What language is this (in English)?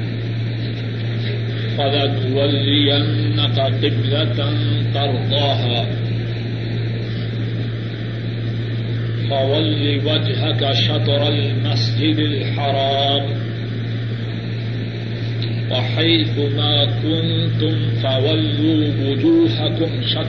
Urdu